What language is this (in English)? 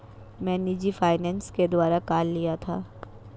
Hindi